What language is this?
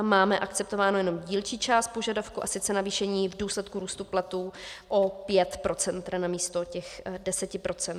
Czech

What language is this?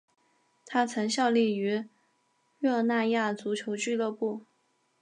Chinese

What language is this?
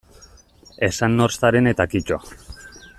Basque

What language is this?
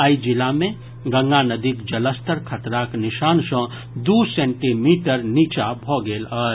Maithili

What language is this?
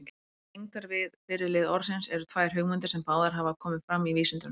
Icelandic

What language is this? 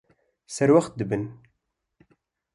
Kurdish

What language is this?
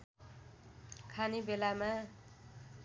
Nepali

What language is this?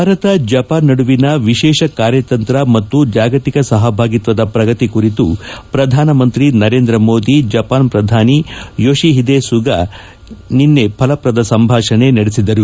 Kannada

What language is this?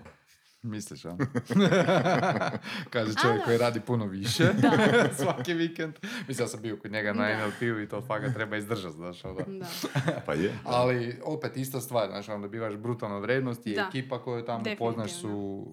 Croatian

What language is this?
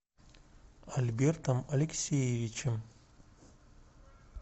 Russian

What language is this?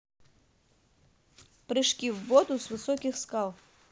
Russian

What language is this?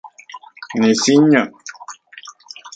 Central Puebla Nahuatl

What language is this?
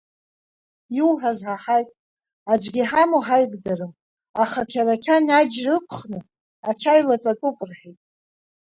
Abkhazian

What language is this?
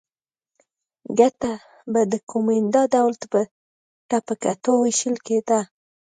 Pashto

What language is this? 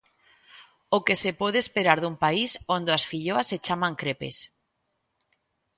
Galician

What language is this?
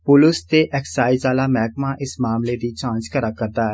Dogri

